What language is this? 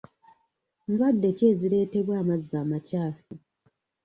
Ganda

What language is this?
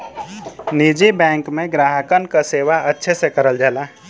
Bhojpuri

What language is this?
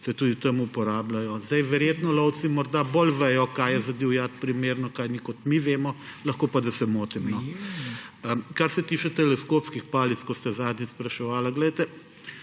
Slovenian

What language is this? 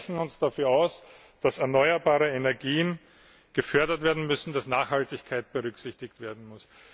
German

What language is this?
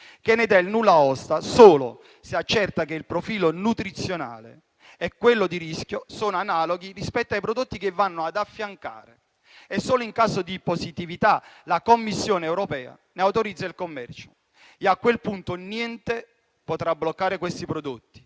Italian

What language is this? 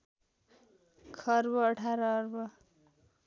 Nepali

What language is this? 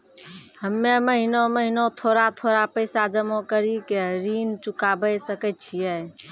Maithili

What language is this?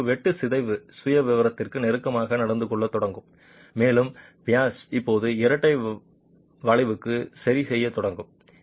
Tamil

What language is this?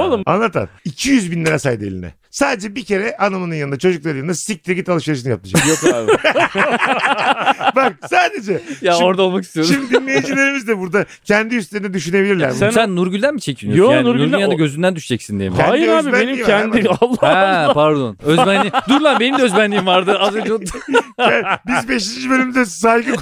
Turkish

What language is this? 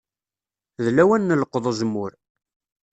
Kabyle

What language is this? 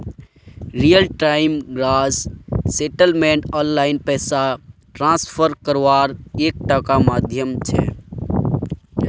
Magahi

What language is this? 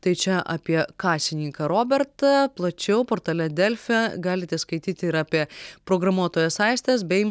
Lithuanian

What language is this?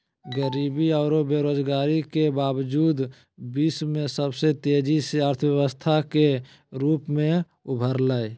Magahi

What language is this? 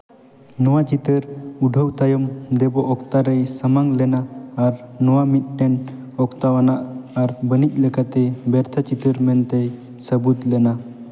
Santali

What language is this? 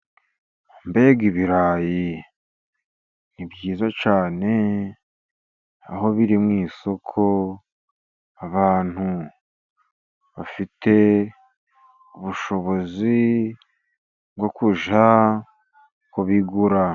Kinyarwanda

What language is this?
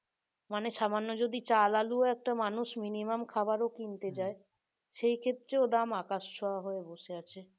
Bangla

